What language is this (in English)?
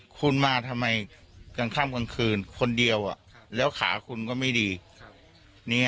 Thai